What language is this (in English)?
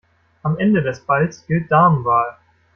German